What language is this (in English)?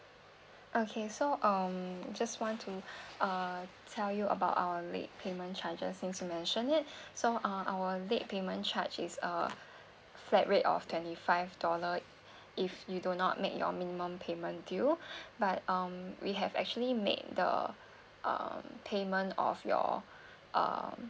English